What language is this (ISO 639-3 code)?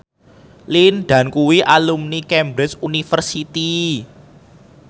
jav